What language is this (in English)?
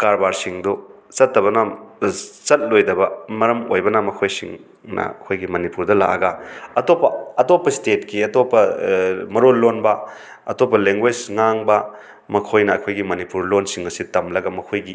Manipuri